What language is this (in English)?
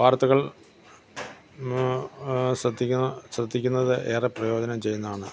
Malayalam